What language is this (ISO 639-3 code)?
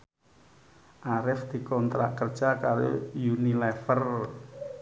jav